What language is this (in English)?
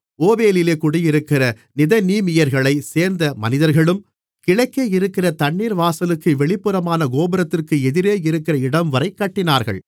Tamil